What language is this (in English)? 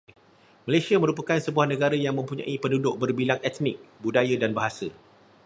Malay